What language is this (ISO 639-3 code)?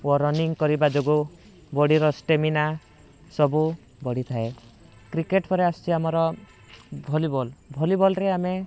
ori